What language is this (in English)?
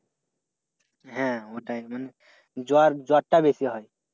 Bangla